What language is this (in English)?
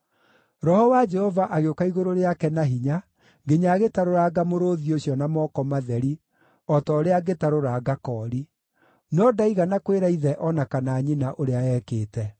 Kikuyu